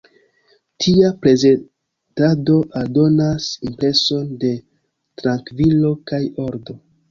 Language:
Esperanto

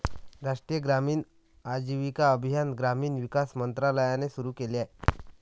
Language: Marathi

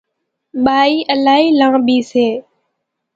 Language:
Kachi Koli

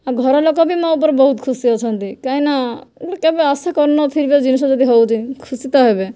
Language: Odia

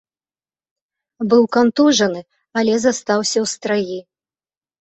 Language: Belarusian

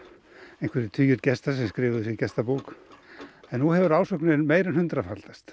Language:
Icelandic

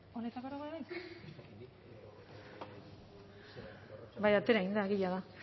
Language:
Basque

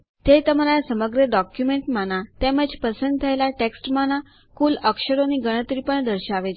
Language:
Gujarati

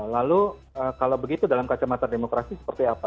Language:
Indonesian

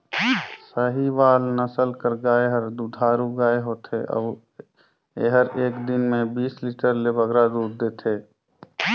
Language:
Chhattisgarhi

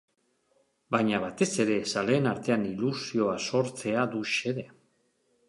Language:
Basque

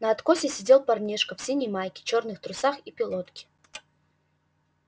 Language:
Russian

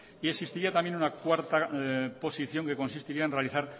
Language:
Spanish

